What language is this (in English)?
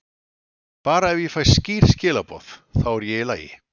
Icelandic